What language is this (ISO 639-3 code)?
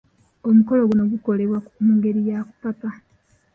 lug